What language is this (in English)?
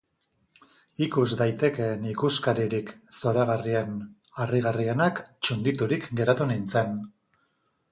Basque